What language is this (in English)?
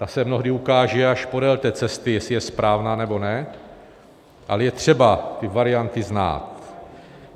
Czech